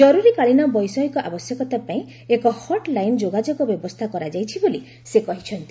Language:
Odia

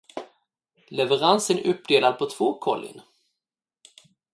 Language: Swedish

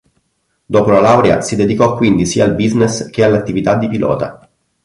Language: Italian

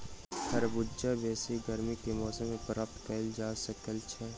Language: Maithili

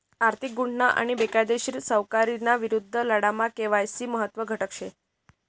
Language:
Marathi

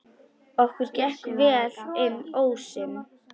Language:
Icelandic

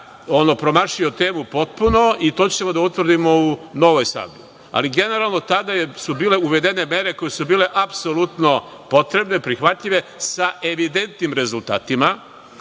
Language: Serbian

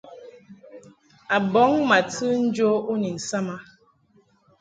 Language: Mungaka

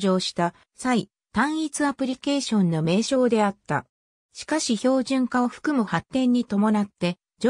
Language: Japanese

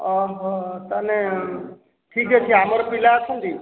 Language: Odia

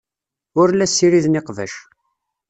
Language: Kabyle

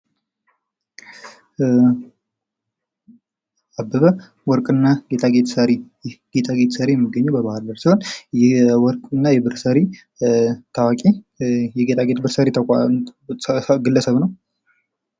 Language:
Amharic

